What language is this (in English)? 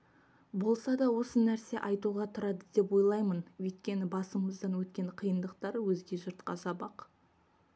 Kazakh